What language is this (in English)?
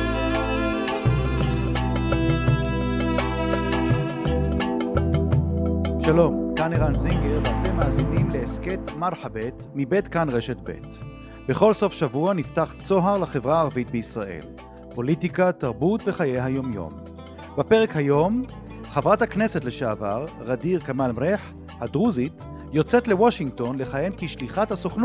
Hebrew